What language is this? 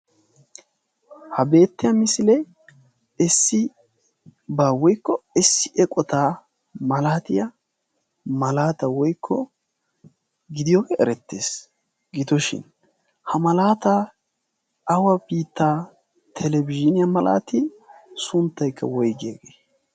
Wolaytta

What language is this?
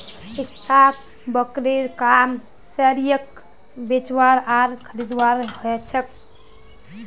Magahi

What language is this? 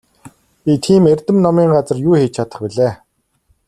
Mongolian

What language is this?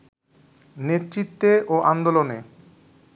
Bangla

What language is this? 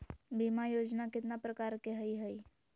Magahi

